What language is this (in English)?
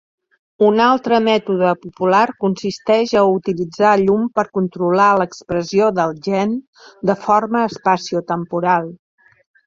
Catalan